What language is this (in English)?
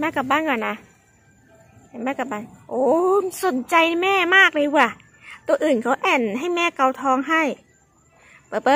Thai